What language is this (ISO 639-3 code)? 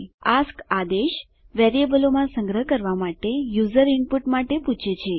guj